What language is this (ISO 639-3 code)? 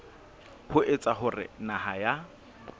sot